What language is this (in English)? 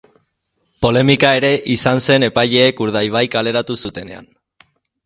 Basque